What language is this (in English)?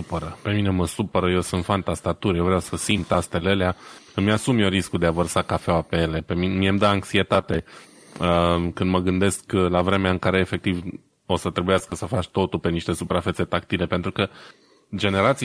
Romanian